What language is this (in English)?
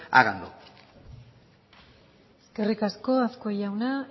Basque